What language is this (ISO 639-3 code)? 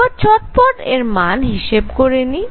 ben